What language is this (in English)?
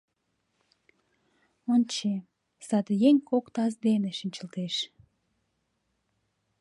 Mari